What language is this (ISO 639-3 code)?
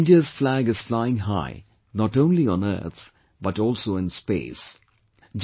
eng